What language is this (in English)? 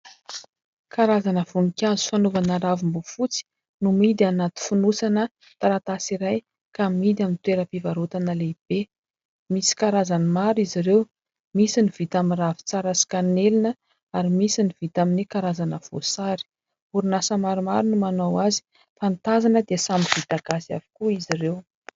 Malagasy